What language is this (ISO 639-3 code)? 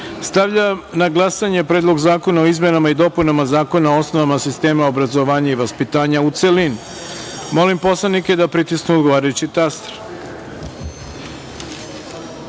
srp